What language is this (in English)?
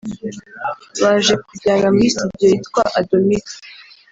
Kinyarwanda